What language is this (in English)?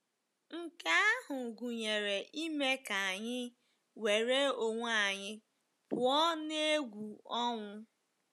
Igbo